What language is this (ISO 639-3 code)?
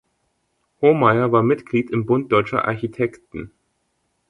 deu